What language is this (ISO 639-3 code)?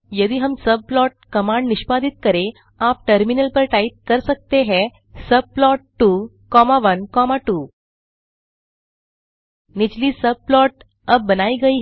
hin